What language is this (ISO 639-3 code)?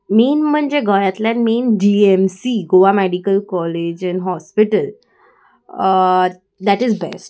kok